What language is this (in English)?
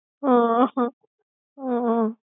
Gujarati